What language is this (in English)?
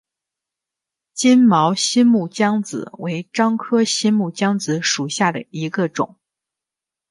Chinese